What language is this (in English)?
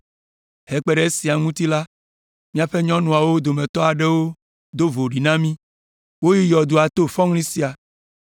Ewe